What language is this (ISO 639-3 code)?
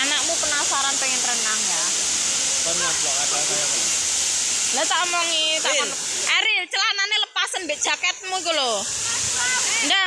ind